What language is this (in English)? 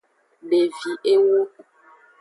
Aja (Benin)